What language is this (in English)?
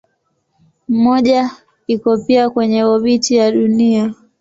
Swahili